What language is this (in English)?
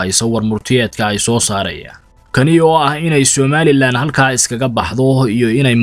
Arabic